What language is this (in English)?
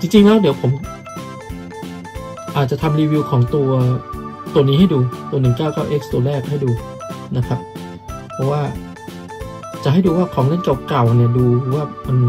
Thai